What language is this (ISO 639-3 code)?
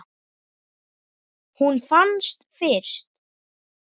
isl